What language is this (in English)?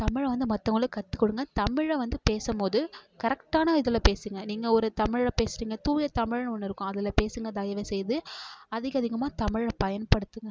Tamil